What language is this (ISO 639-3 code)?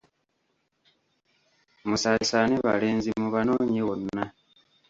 lug